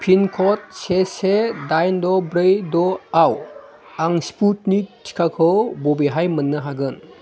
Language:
Bodo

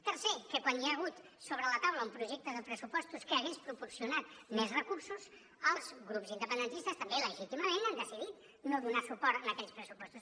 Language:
Catalan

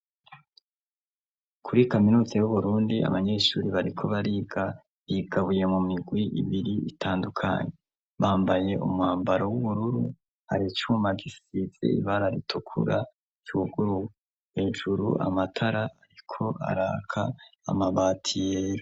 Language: Rundi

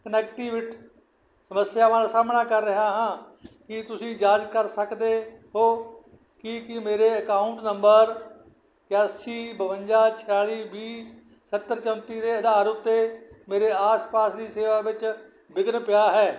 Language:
Punjabi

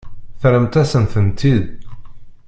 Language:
Kabyle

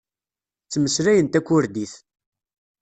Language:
Kabyle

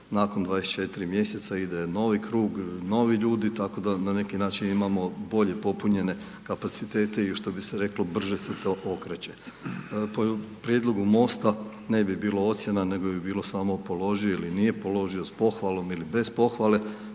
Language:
Croatian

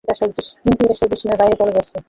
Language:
Bangla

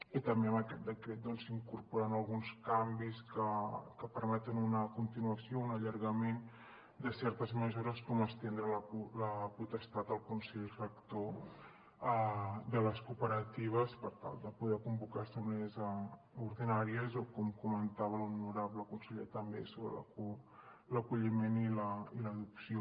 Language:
Catalan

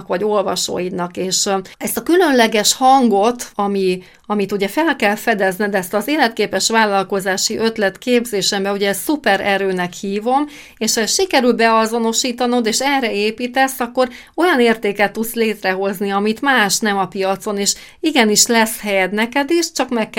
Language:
Hungarian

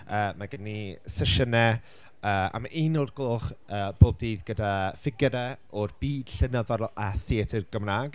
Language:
Welsh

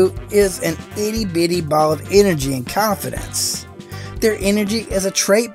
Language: English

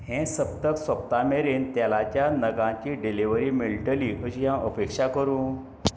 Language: Konkani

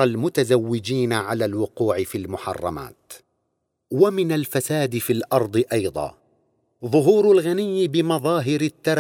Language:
Arabic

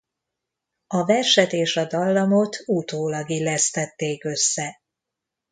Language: Hungarian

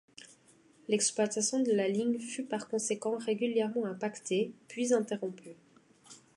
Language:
French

